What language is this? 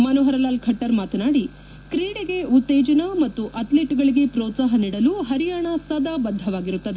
Kannada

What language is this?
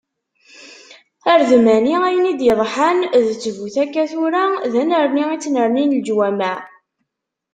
Kabyle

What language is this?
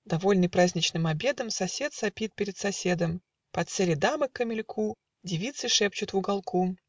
Russian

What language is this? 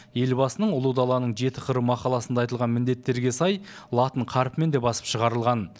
Kazakh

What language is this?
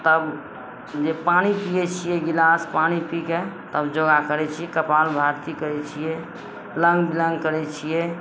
Maithili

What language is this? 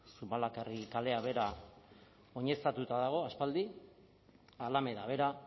Basque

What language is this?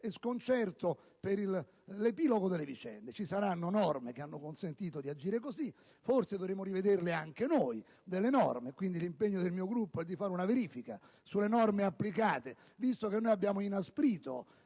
Italian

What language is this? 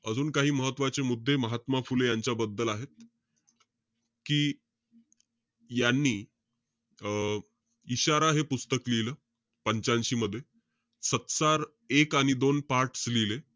Marathi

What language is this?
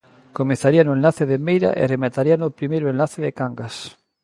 Galician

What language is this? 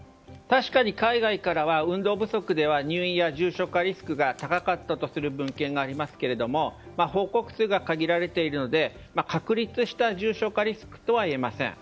Japanese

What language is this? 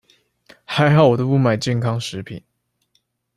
Chinese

